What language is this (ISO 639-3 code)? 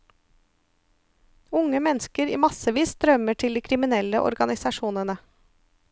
nor